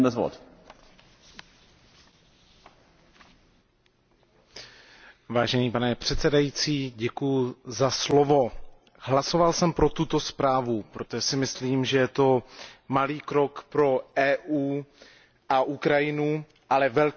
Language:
Czech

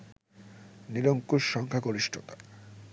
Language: Bangla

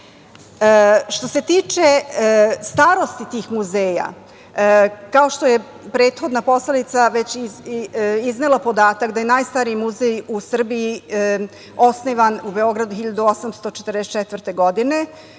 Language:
Serbian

